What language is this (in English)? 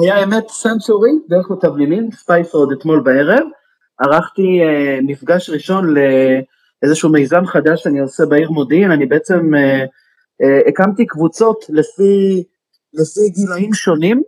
Hebrew